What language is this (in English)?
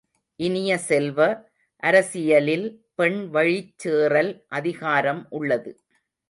Tamil